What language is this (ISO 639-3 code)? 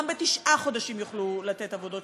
heb